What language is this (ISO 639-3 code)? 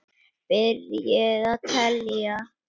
isl